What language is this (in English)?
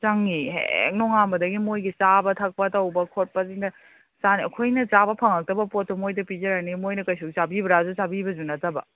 Manipuri